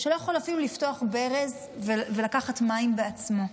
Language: Hebrew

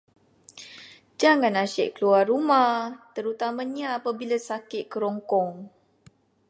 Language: Malay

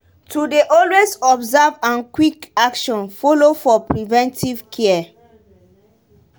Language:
Nigerian Pidgin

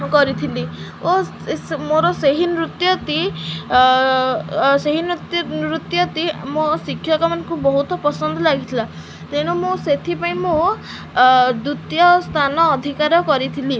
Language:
Odia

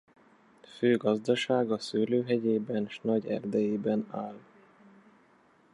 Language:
Hungarian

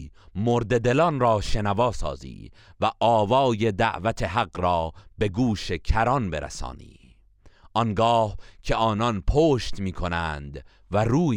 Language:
Persian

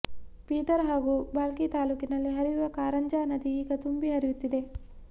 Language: Kannada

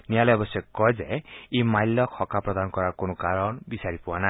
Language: Assamese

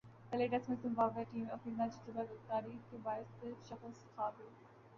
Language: Urdu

